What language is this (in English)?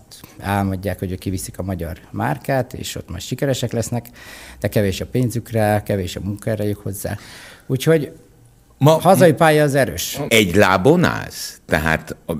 Hungarian